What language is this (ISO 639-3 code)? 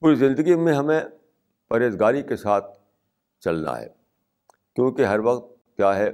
urd